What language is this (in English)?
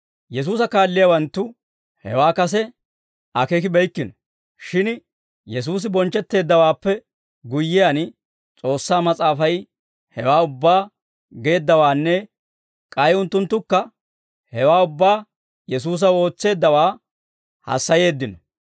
Dawro